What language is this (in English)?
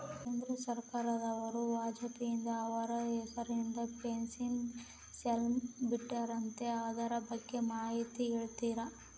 Kannada